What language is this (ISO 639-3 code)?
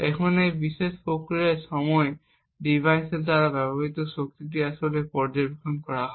ben